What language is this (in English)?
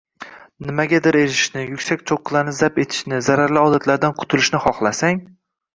Uzbek